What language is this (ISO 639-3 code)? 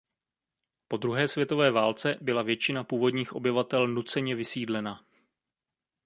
ces